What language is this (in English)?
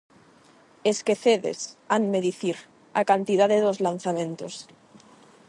Galician